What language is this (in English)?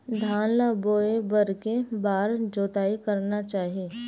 Chhattisgarhi